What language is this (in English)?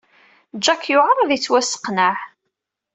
Kabyle